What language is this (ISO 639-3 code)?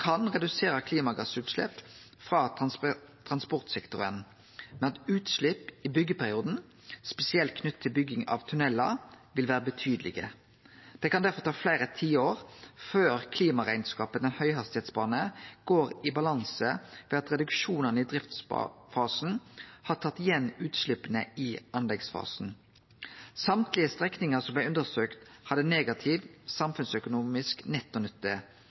nno